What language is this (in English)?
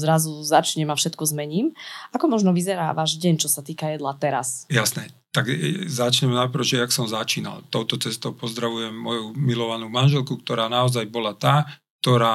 Slovak